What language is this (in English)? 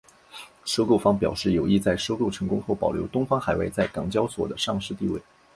Chinese